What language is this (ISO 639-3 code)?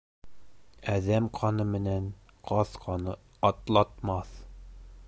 bak